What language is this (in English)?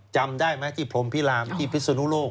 Thai